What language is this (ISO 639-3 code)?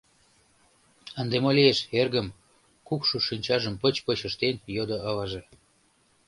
chm